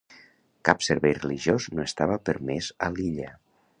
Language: Catalan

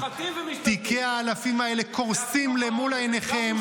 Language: Hebrew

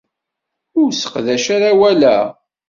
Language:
Kabyle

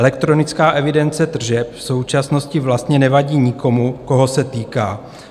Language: Czech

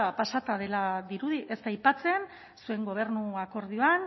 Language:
Basque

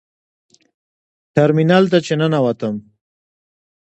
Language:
Pashto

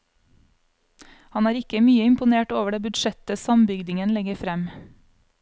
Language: Norwegian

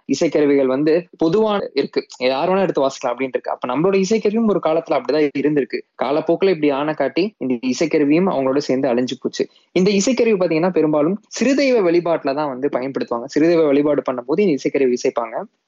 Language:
Tamil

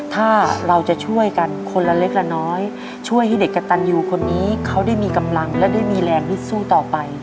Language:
Thai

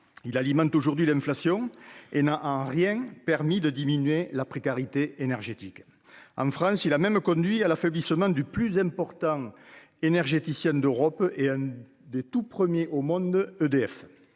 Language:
French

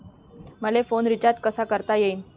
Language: Marathi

